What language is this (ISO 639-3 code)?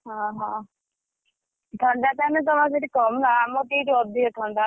ori